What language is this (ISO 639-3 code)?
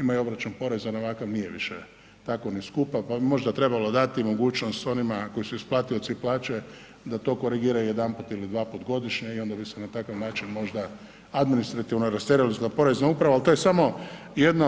hrv